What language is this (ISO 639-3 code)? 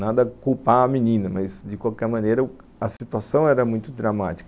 por